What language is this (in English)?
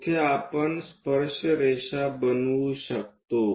Marathi